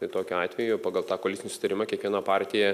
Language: Lithuanian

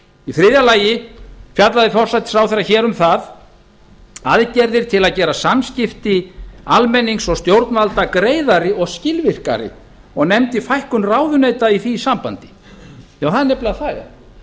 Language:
Icelandic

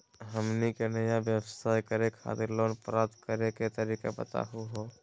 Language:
Magahi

